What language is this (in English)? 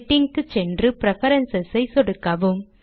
Tamil